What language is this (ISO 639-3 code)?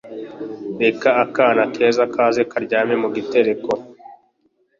kin